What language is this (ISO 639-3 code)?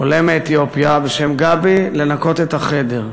heb